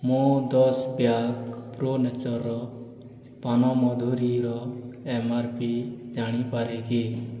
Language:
Odia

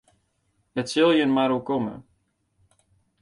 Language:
Western Frisian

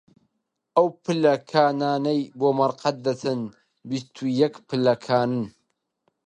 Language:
Central Kurdish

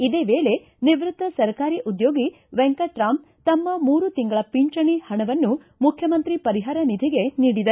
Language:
Kannada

